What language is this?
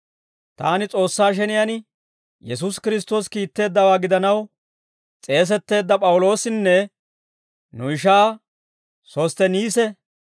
Dawro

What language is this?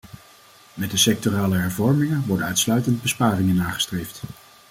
Dutch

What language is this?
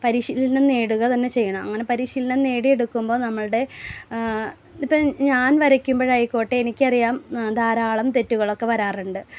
Malayalam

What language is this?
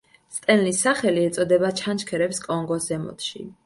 Georgian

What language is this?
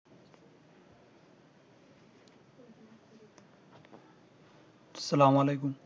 Bangla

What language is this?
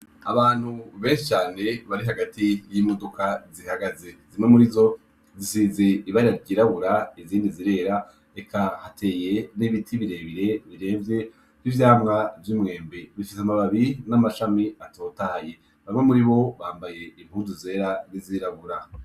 Rundi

